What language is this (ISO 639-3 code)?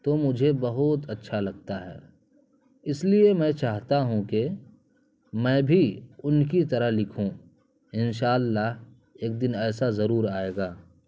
urd